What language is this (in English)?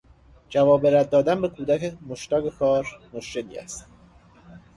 Persian